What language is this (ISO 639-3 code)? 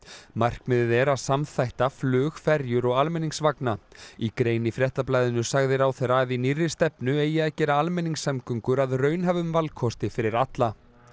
isl